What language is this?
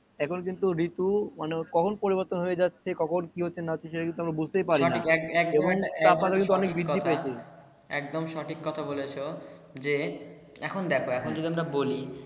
Bangla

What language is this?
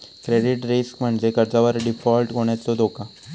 Marathi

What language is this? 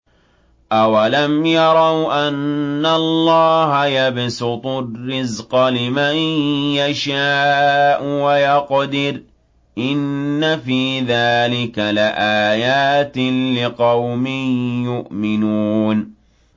Arabic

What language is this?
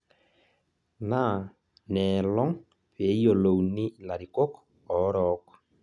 Masai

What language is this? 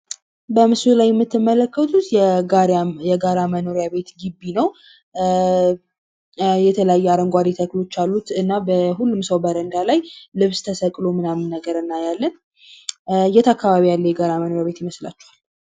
Amharic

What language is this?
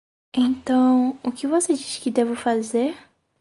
Portuguese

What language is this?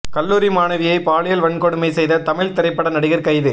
Tamil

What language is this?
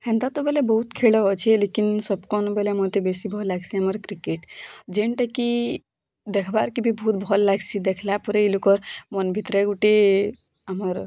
Odia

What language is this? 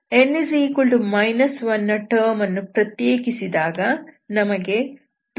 Kannada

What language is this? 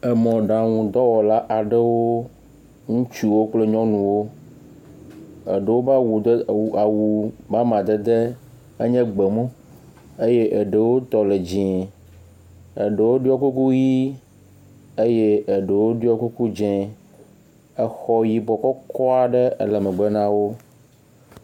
Ewe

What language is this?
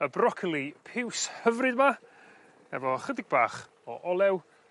Welsh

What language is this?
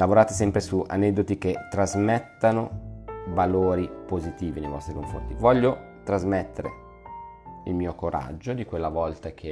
Italian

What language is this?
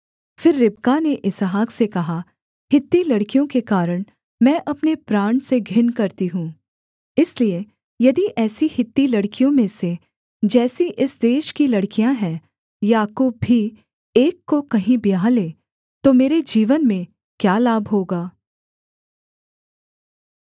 Hindi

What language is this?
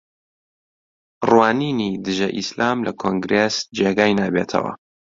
Central Kurdish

